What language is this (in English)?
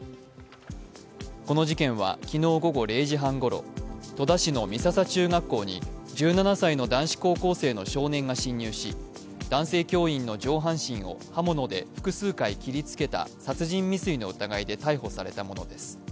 Japanese